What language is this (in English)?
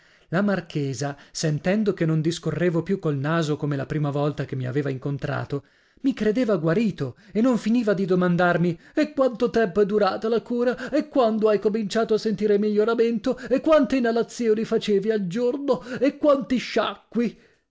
Italian